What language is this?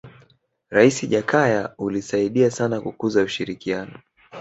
Swahili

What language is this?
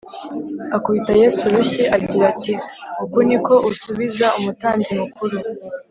Kinyarwanda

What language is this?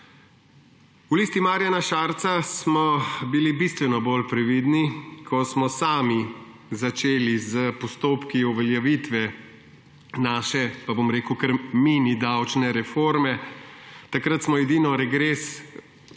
Slovenian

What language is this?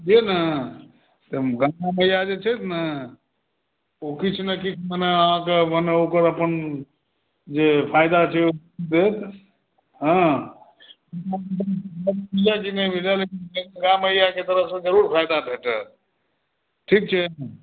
Maithili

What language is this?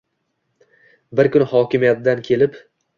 Uzbek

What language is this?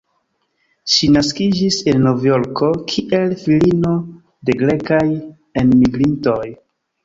Esperanto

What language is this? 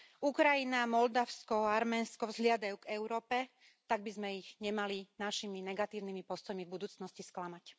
Slovak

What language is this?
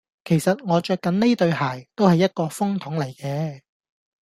Cantonese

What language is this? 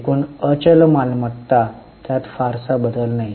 Marathi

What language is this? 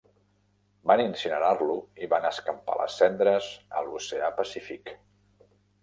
Catalan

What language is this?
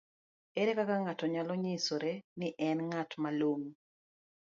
Luo (Kenya and Tanzania)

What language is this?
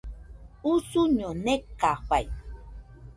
Nüpode Huitoto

